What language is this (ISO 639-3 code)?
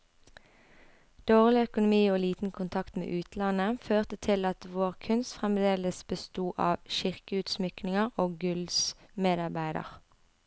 nor